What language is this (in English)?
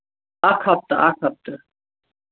Kashmiri